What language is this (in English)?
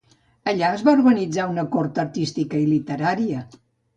Catalan